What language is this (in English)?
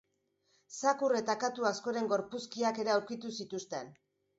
Basque